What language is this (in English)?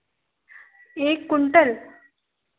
Hindi